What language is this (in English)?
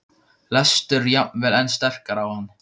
Icelandic